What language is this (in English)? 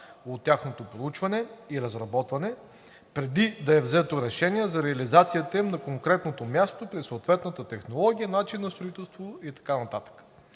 Bulgarian